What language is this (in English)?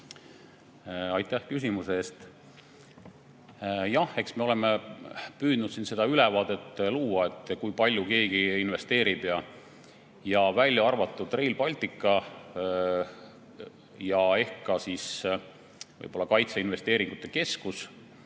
Estonian